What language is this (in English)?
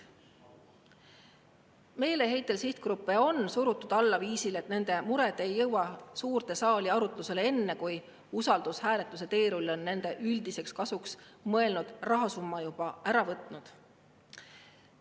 Estonian